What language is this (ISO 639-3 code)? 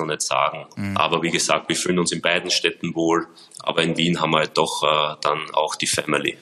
deu